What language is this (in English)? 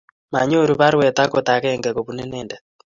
Kalenjin